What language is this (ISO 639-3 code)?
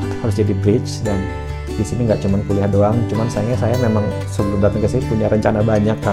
ind